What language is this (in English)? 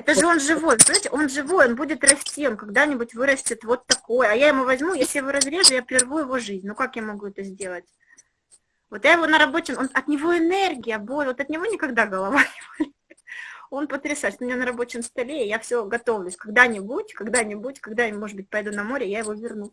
Russian